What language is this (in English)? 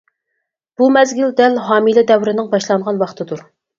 Uyghur